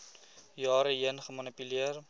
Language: Afrikaans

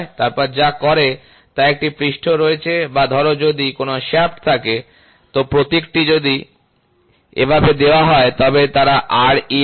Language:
Bangla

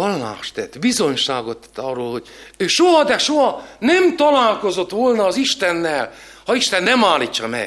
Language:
Hungarian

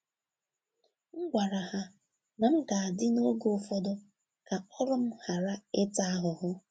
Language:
Igbo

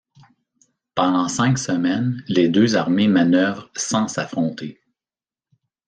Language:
French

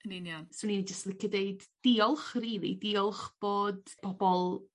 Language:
Welsh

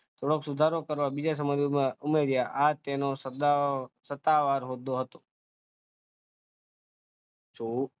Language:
Gujarati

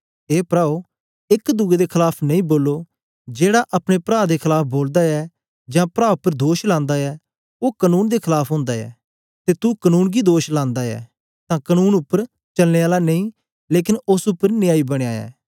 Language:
Dogri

